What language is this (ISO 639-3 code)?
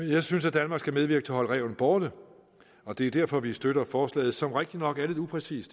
dan